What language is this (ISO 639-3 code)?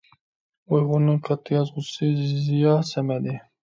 uig